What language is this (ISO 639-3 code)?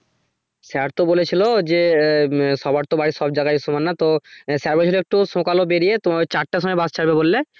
ben